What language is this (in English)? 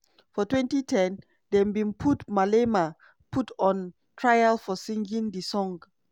Nigerian Pidgin